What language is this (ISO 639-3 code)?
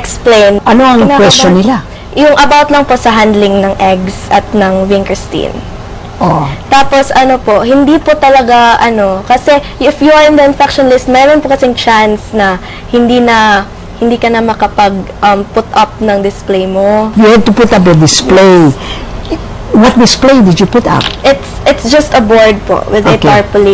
fil